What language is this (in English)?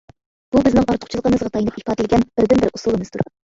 Uyghur